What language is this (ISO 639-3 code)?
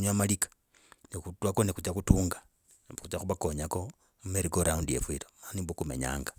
rag